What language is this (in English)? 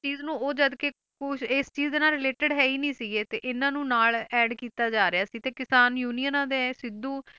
Punjabi